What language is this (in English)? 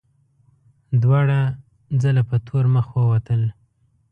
Pashto